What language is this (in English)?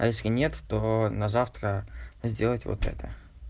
Russian